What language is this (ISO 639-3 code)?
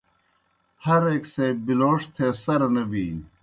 plk